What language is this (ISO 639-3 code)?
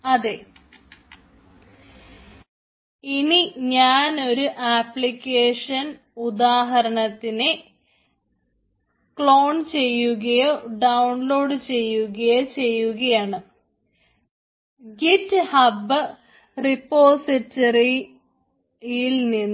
mal